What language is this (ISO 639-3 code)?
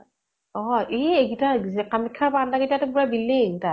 asm